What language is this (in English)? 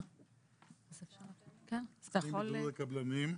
Hebrew